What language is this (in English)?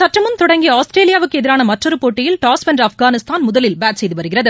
Tamil